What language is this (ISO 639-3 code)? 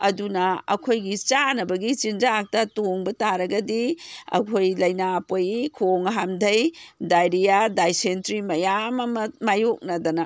mni